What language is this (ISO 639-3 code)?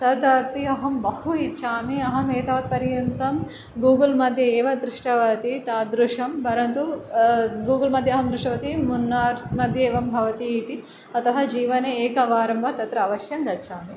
san